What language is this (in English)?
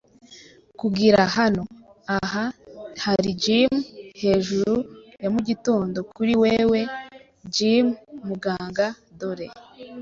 Kinyarwanda